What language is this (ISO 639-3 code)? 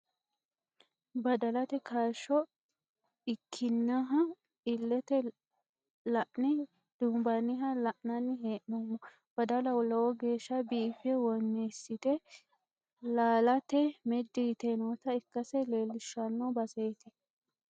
sid